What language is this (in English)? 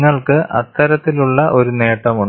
Malayalam